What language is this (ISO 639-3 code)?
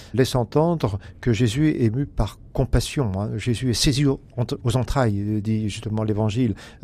fra